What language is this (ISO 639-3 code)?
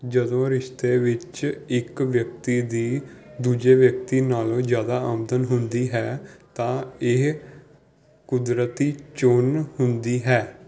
pan